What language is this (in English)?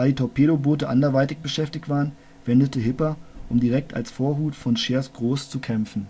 German